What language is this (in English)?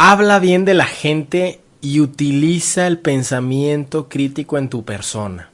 Spanish